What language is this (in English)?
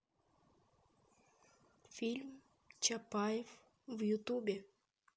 Russian